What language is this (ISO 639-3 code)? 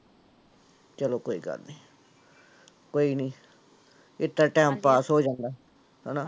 pan